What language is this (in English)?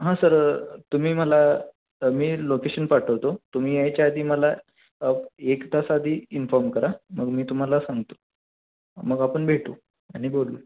Marathi